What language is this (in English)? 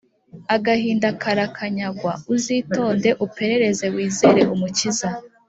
Kinyarwanda